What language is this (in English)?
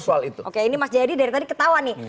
Indonesian